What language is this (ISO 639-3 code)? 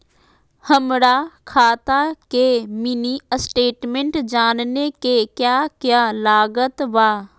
mag